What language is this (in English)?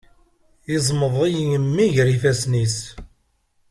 Kabyle